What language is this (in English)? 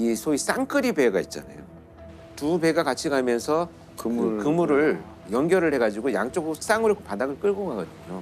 Korean